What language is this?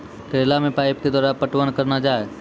Maithili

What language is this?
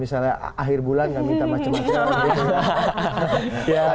Indonesian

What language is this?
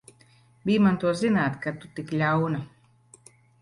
Latvian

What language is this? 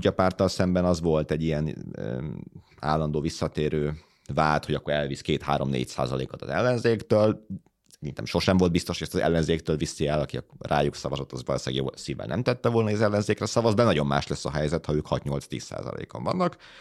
Hungarian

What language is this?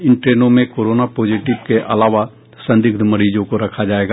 Hindi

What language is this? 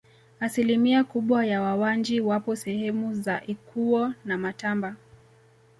Swahili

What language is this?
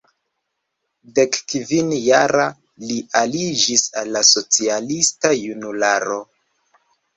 Esperanto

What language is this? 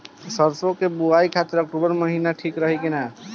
Bhojpuri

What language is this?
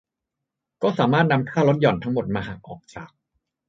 Thai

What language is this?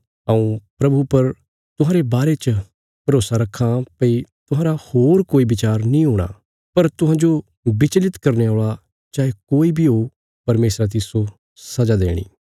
Bilaspuri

